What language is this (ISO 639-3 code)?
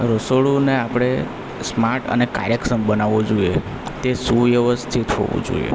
guj